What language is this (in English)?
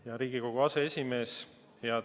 Estonian